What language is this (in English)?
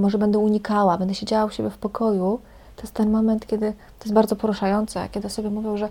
Polish